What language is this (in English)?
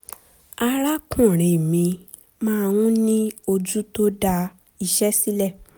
Yoruba